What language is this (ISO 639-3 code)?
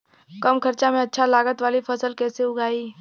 bho